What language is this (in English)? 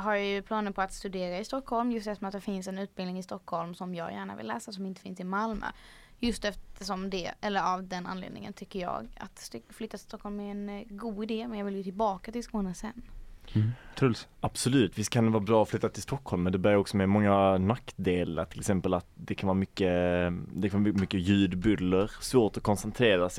Swedish